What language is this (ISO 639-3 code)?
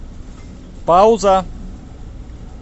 rus